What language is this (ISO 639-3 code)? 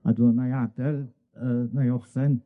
cym